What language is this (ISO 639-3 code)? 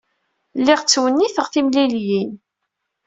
kab